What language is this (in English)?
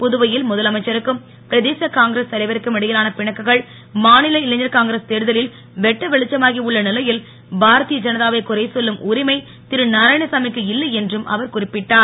Tamil